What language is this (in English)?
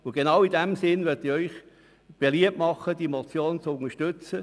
Swiss German